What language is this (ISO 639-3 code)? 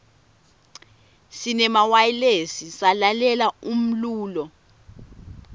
ssw